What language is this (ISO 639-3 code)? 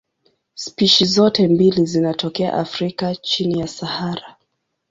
swa